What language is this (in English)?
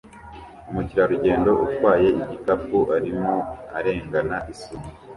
Kinyarwanda